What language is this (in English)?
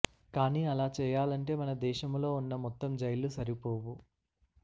Telugu